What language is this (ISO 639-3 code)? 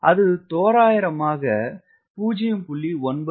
tam